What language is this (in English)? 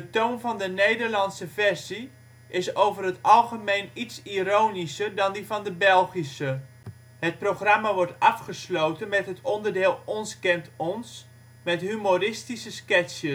Dutch